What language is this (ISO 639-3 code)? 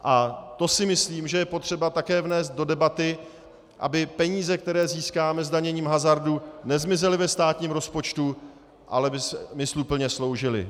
ces